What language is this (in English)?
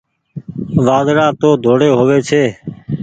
Goaria